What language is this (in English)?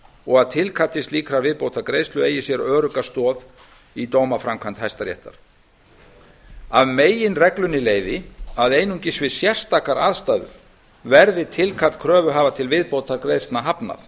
Icelandic